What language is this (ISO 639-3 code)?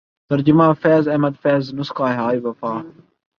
urd